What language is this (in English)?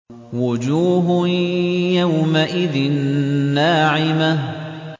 Arabic